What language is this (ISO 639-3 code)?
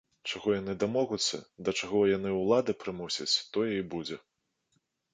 bel